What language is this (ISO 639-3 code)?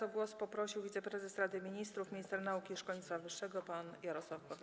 pol